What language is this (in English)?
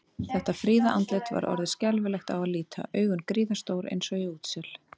Icelandic